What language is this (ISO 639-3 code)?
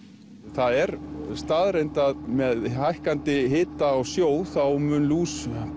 isl